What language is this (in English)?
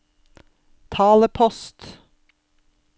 Norwegian